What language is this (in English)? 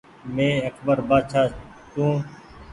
Goaria